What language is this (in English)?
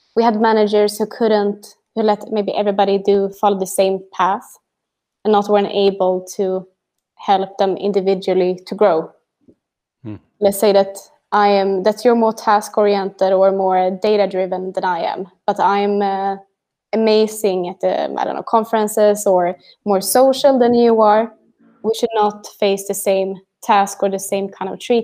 English